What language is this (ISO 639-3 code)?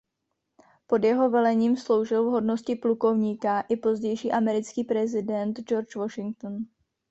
ces